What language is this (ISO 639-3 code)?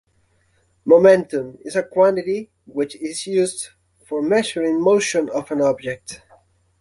eng